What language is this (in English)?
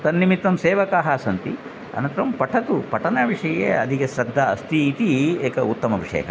Sanskrit